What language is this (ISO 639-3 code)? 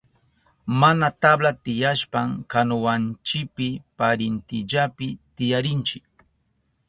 qup